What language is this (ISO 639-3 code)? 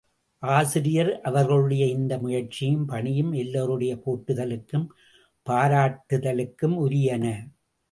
tam